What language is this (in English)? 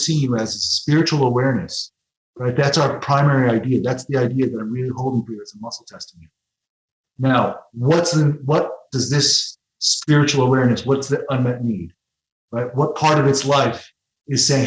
English